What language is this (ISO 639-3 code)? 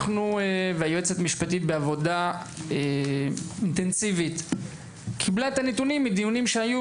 heb